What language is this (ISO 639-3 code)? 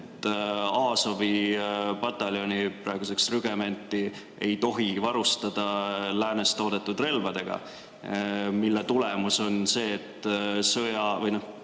est